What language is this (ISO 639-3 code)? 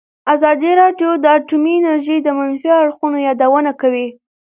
pus